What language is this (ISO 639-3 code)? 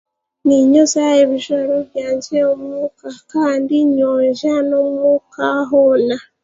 cgg